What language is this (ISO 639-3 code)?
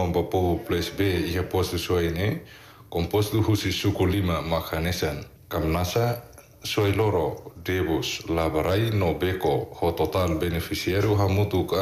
ind